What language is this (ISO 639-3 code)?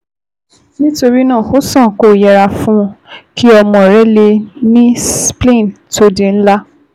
yor